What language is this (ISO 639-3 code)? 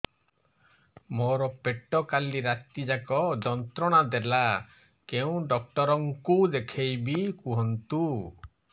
ori